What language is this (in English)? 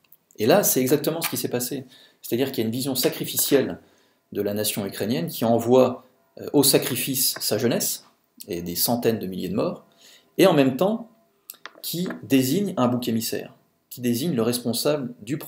French